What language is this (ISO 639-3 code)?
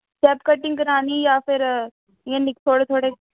doi